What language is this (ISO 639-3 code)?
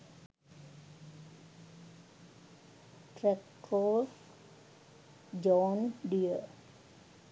sin